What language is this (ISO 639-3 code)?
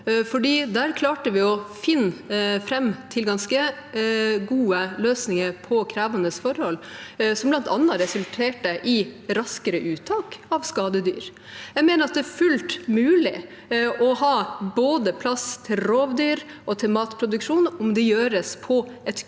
nor